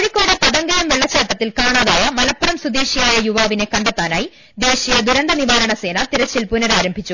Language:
Malayalam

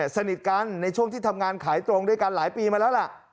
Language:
Thai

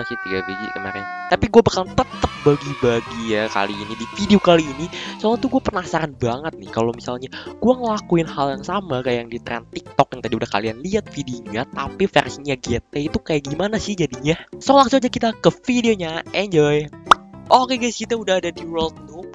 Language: Indonesian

